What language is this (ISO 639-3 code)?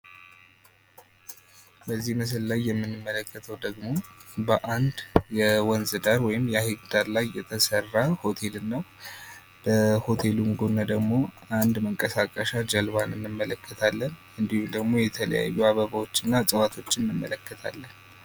amh